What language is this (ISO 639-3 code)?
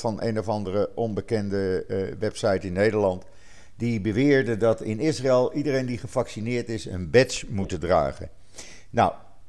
nld